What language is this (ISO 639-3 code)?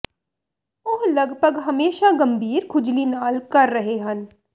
pan